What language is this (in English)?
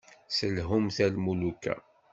Kabyle